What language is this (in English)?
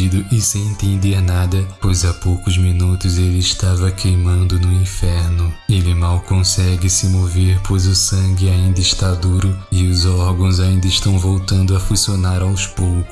Portuguese